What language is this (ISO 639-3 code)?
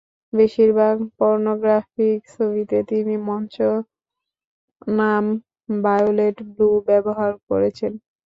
ben